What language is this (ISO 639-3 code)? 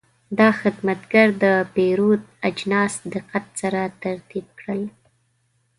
pus